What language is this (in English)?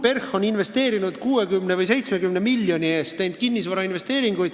Estonian